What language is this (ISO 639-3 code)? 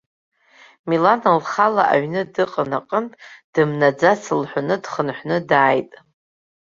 abk